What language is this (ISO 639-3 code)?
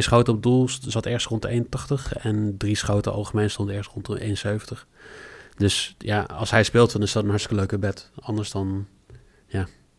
nld